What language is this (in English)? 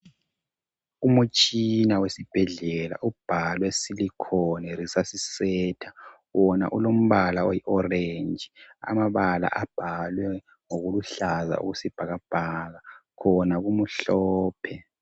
North Ndebele